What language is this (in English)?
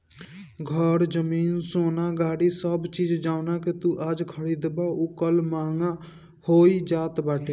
Bhojpuri